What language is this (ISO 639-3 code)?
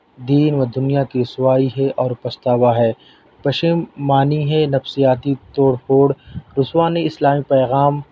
urd